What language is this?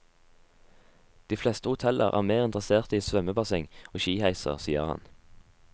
Norwegian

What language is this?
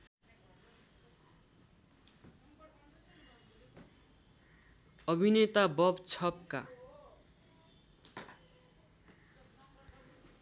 Nepali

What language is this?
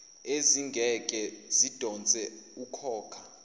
Zulu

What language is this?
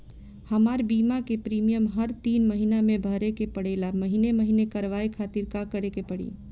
Bhojpuri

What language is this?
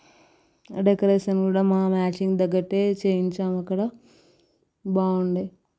Telugu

